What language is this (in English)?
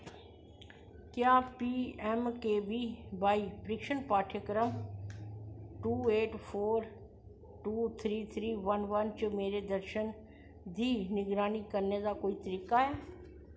Dogri